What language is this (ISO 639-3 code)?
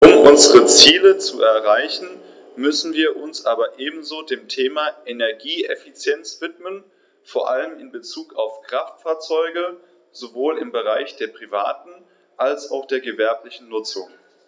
deu